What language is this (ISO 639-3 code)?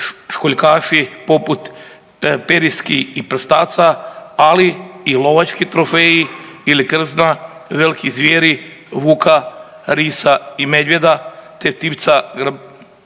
hrv